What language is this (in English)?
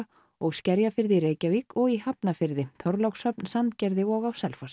Icelandic